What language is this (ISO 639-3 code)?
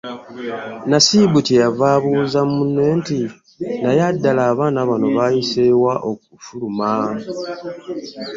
lug